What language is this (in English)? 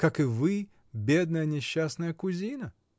Russian